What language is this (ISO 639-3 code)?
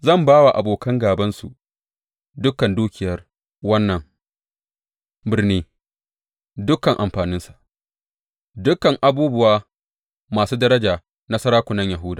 hau